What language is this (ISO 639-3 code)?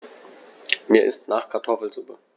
deu